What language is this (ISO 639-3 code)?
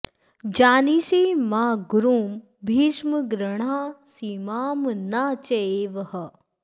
san